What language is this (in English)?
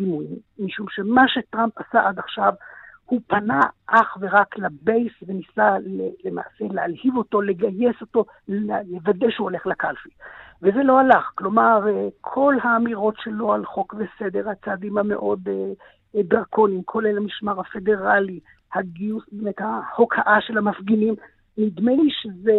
Hebrew